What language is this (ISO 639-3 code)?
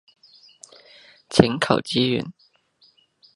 yue